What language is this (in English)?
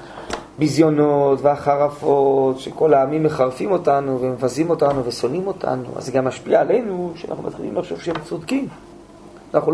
Hebrew